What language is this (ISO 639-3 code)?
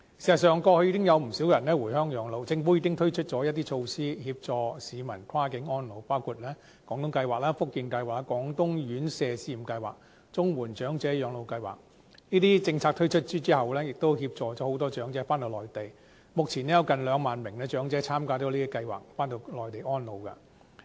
yue